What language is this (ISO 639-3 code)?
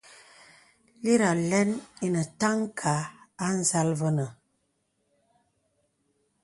beb